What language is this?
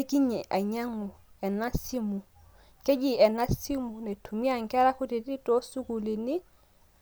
Masai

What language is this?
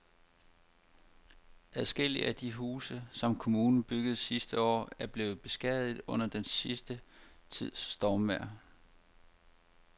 Danish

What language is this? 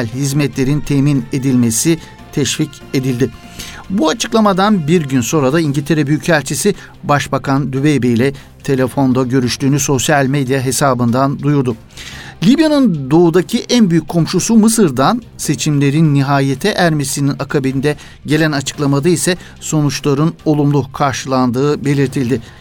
Turkish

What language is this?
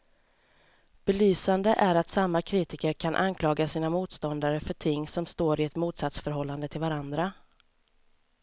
Swedish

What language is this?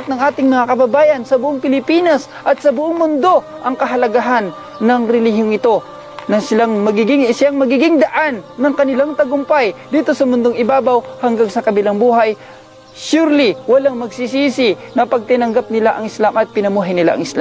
Filipino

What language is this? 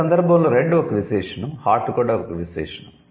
Telugu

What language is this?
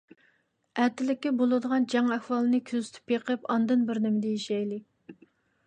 Uyghur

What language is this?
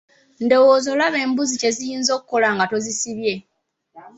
Ganda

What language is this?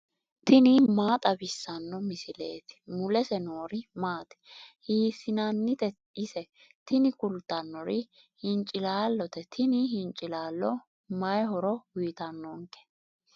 Sidamo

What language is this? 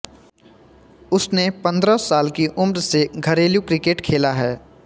Hindi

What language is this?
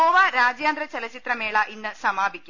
Malayalam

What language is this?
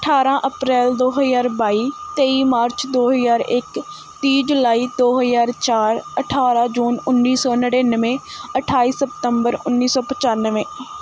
Punjabi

